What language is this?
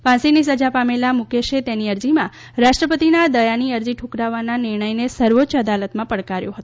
Gujarati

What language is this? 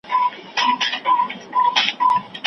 Pashto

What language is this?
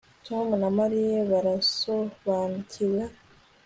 Kinyarwanda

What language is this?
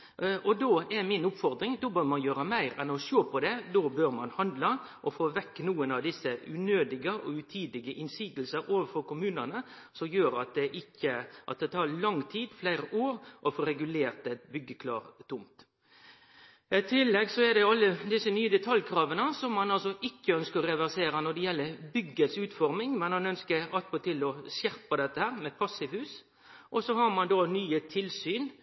Norwegian Nynorsk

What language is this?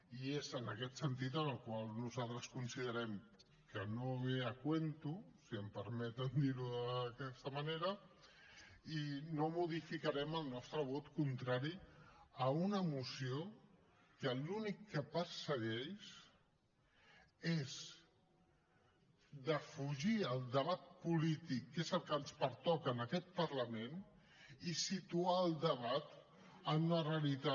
Catalan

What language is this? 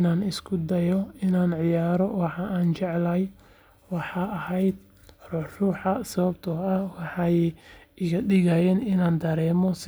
Somali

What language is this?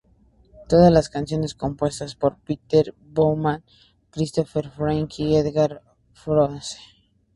Spanish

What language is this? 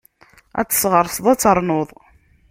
Kabyle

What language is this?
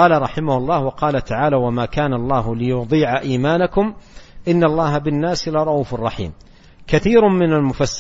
Arabic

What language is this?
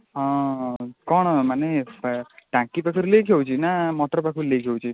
Odia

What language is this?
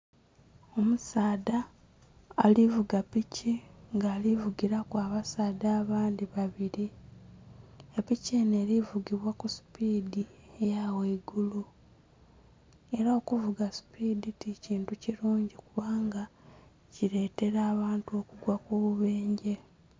Soga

